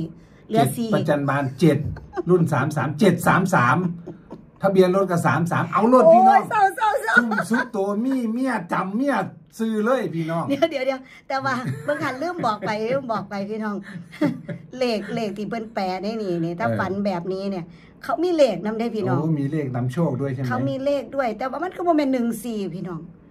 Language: Thai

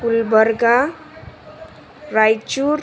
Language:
Kannada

